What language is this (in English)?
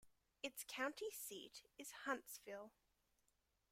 English